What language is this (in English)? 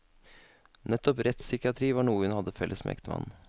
Norwegian